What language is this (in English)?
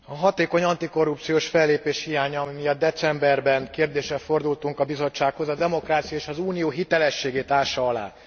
Hungarian